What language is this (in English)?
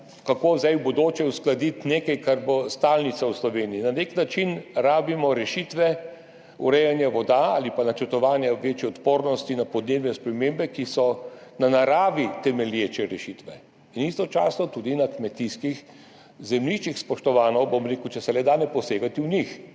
Slovenian